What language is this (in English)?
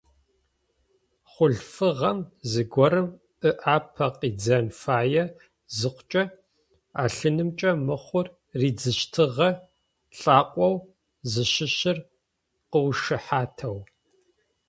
Adyghe